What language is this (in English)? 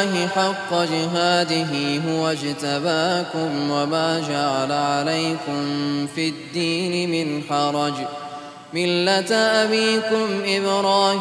Arabic